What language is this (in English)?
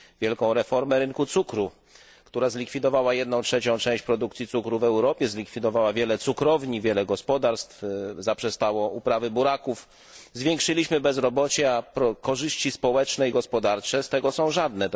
Polish